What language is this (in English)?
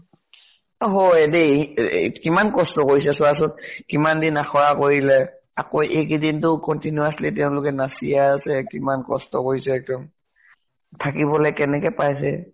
Assamese